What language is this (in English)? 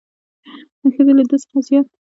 Pashto